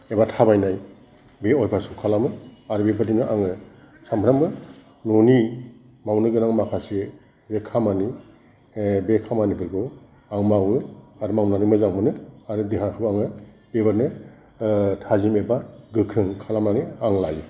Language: Bodo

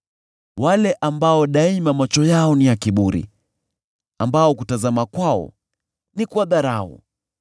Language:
Swahili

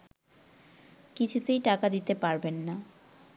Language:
Bangla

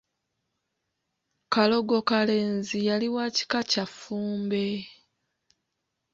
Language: Ganda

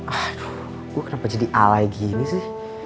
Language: Indonesian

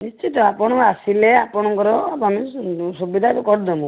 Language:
Odia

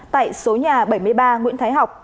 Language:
Vietnamese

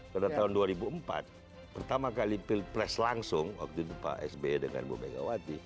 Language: Indonesian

